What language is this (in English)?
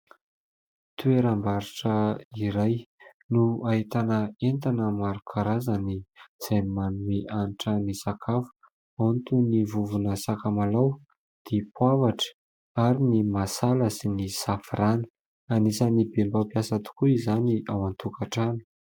Malagasy